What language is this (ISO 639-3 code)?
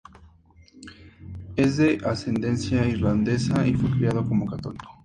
spa